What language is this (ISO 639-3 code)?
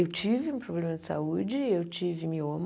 por